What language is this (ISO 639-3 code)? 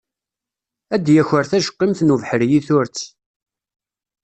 kab